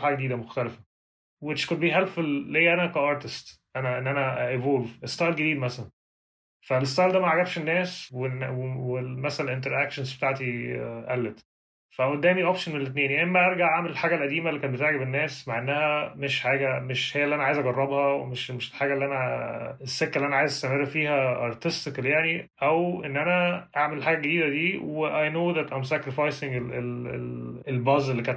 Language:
Arabic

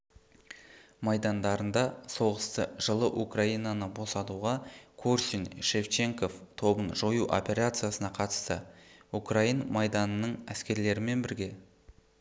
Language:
Kazakh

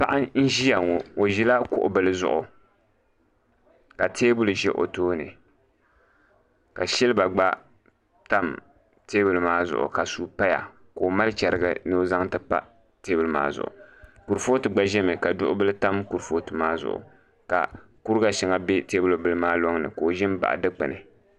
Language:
Dagbani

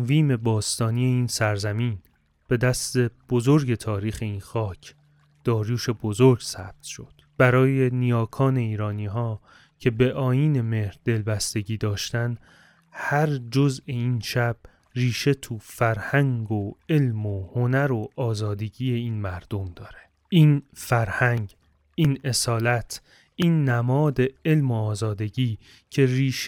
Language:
Persian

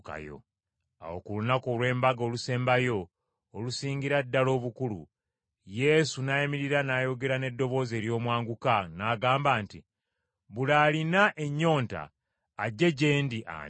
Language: Ganda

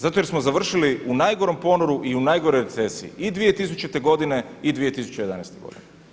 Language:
Croatian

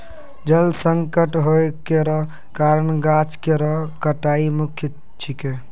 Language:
Maithili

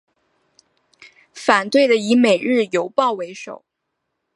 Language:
Chinese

